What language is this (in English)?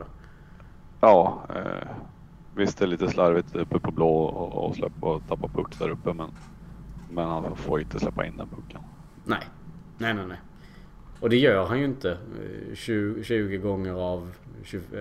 Swedish